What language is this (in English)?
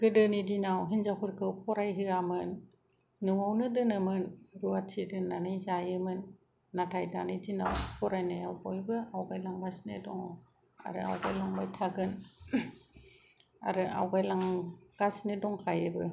Bodo